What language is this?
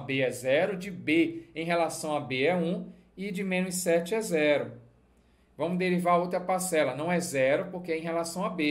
Portuguese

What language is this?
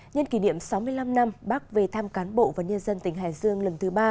Vietnamese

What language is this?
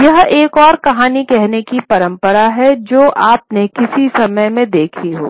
Hindi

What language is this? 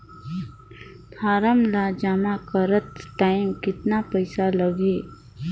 Chhattisgarhi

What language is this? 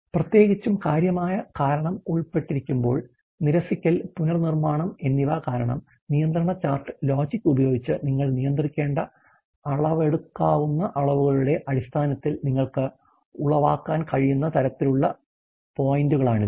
Malayalam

